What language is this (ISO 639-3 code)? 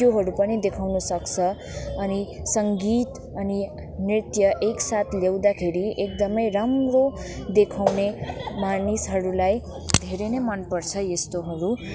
nep